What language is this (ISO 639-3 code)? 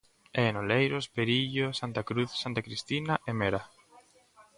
glg